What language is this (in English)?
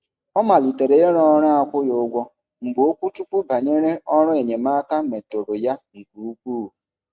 Igbo